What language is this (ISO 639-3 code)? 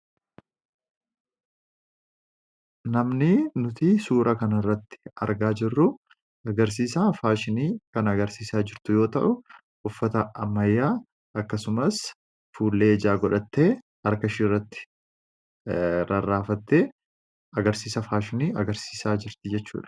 orm